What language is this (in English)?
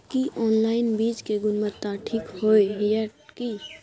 Maithili